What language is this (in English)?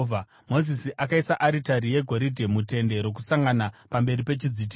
Shona